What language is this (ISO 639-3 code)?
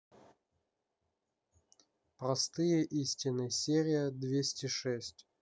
rus